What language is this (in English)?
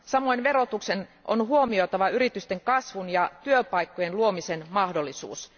Finnish